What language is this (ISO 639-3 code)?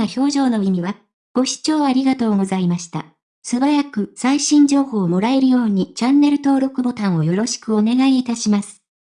jpn